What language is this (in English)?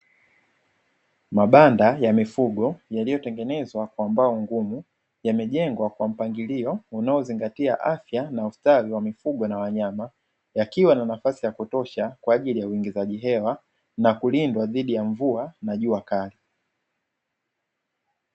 Swahili